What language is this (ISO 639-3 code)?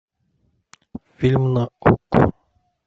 rus